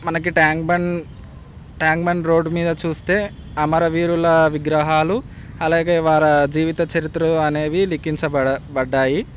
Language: Telugu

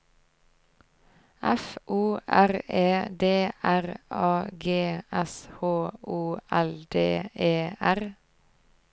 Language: Norwegian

